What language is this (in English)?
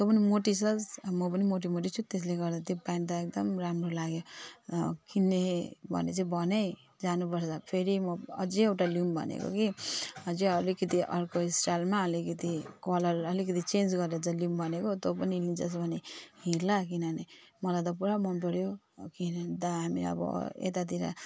Nepali